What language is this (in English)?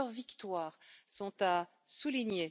French